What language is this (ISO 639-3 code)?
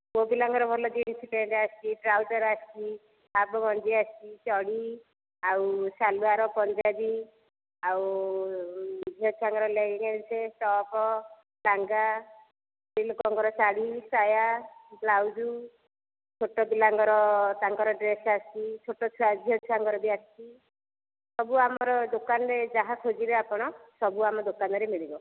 ori